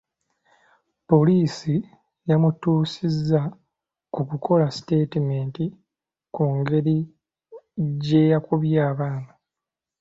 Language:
Ganda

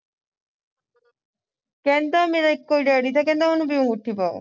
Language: Punjabi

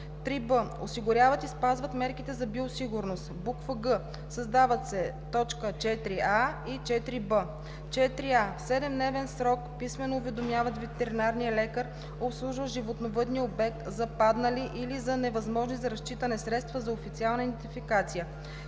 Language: Bulgarian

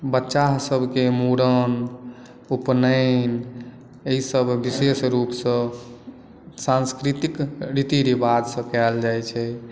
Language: Maithili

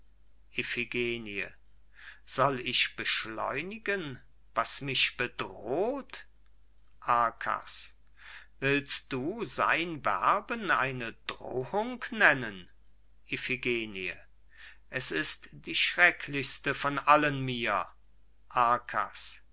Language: German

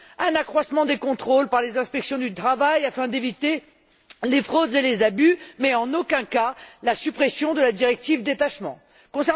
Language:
French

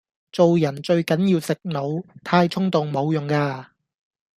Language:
Cantonese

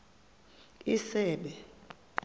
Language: Xhosa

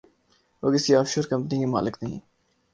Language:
Urdu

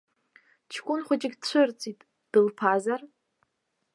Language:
Abkhazian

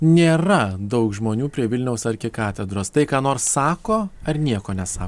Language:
Lithuanian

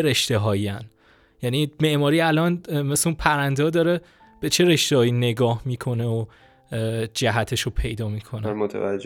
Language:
Persian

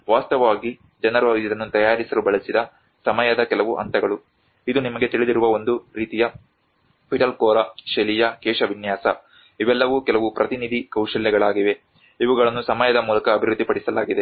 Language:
Kannada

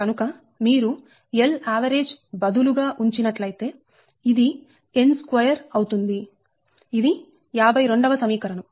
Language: Telugu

